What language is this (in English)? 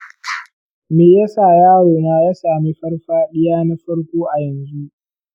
Hausa